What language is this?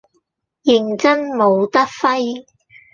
Cantonese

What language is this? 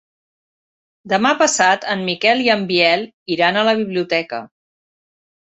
Catalan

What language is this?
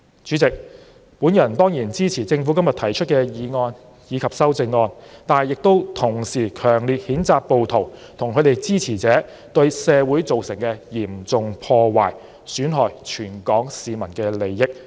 Cantonese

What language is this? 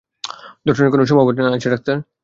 Bangla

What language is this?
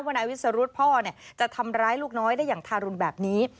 Thai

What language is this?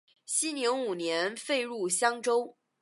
Chinese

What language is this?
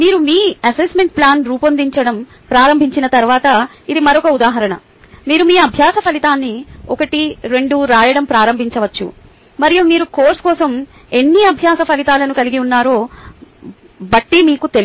Telugu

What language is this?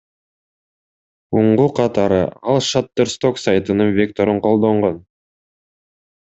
Kyrgyz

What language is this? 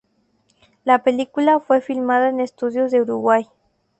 Spanish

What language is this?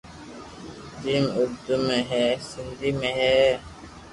Loarki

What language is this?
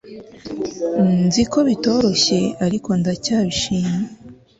Kinyarwanda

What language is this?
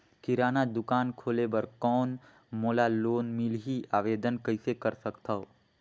Chhattisgarhi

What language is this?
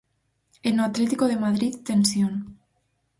Galician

